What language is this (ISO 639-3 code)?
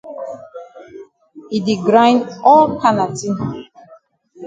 wes